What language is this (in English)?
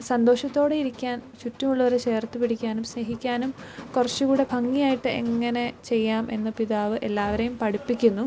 Malayalam